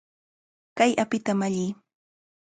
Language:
Cajatambo North Lima Quechua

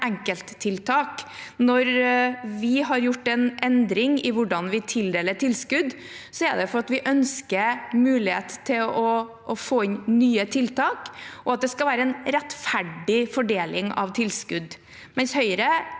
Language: Norwegian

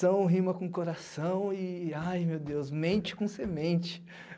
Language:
Portuguese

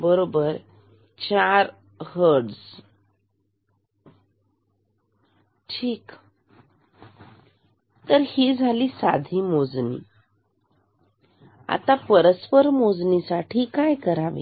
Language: Marathi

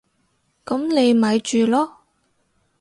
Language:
Cantonese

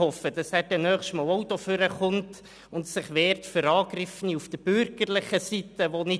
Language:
Swiss German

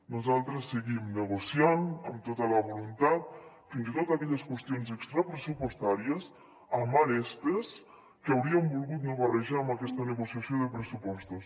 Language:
Catalan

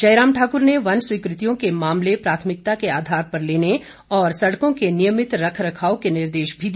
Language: Hindi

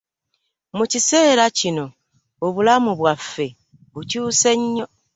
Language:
Ganda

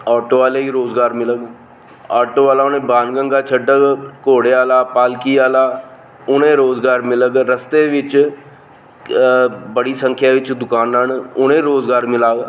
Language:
Dogri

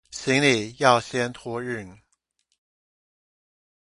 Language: Chinese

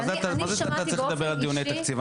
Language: Hebrew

